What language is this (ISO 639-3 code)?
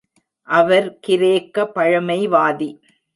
tam